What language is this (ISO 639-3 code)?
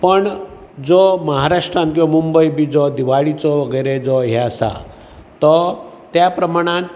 kok